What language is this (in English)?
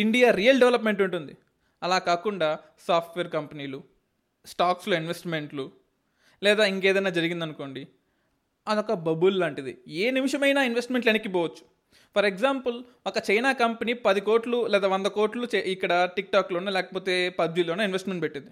Telugu